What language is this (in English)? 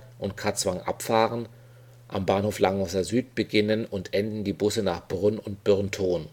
German